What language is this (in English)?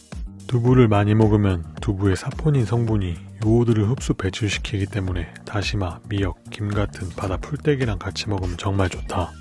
Korean